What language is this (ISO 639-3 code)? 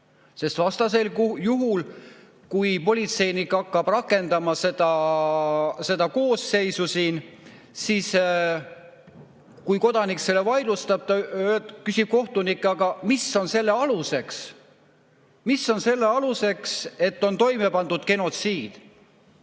est